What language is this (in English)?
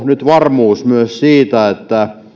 Finnish